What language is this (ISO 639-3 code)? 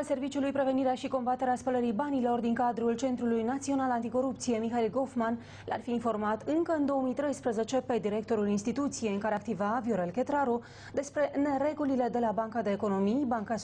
ron